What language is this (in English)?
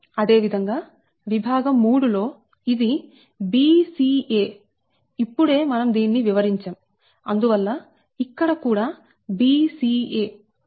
Telugu